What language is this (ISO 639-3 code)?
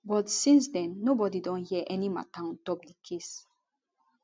pcm